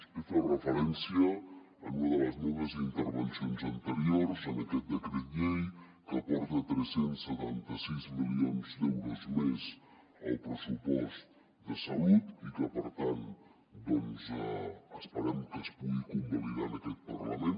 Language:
Catalan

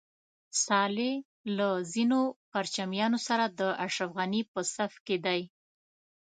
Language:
Pashto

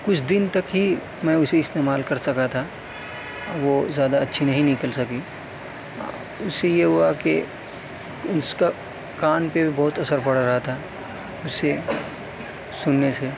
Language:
Urdu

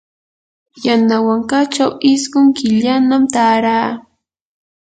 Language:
Yanahuanca Pasco Quechua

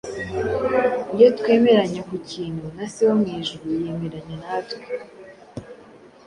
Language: Kinyarwanda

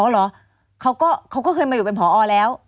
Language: Thai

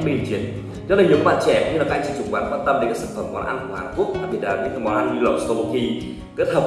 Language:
Vietnamese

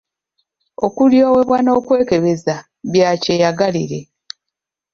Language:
Ganda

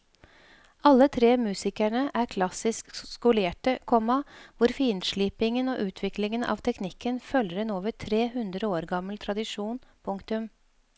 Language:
Norwegian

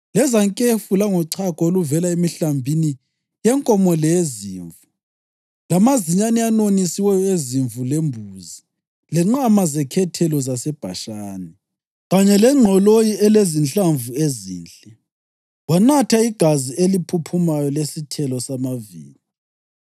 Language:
North Ndebele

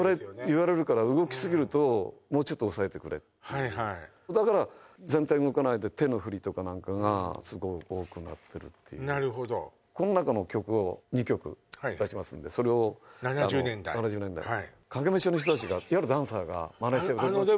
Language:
Japanese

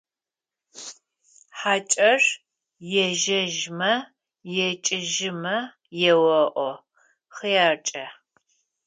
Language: Adyghe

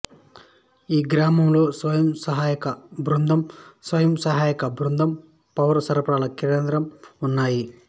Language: Telugu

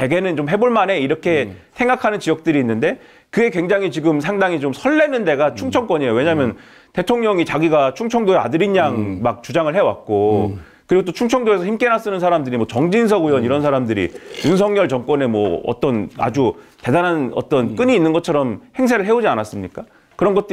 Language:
Korean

